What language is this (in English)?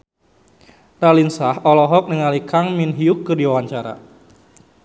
Sundanese